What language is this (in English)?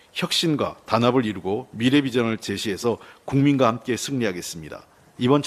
Korean